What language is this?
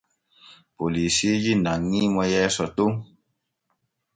Borgu Fulfulde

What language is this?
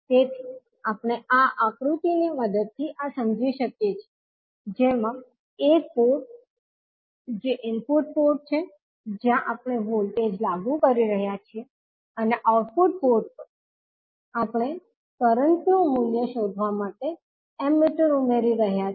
Gujarati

